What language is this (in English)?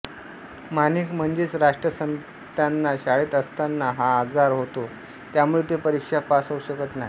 Marathi